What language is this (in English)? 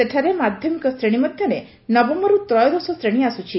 Odia